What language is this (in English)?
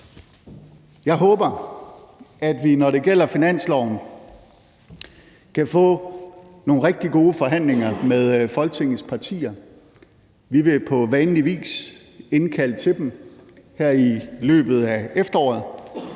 Danish